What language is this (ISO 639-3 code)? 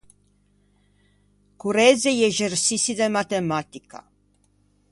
lij